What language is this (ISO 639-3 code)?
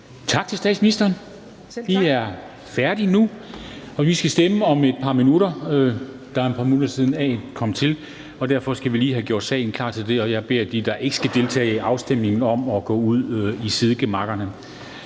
dan